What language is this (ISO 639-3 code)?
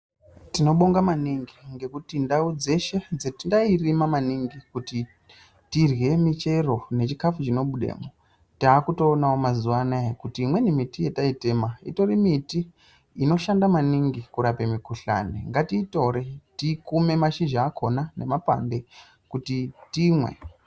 ndc